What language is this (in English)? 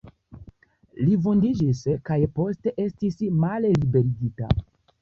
Esperanto